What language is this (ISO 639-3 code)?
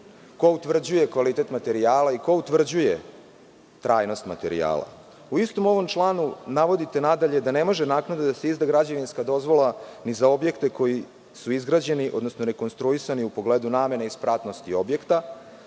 srp